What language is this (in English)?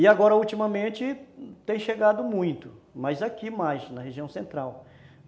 Portuguese